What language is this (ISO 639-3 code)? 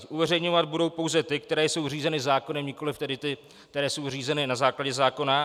ces